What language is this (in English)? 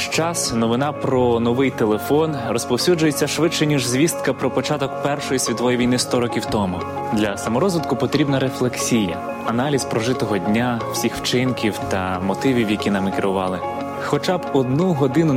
Ukrainian